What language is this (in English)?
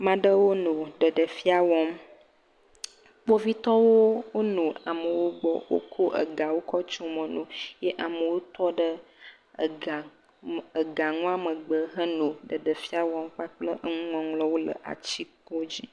Ewe